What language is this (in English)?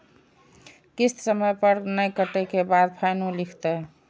Maithili